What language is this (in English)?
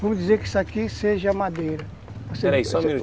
Portuguese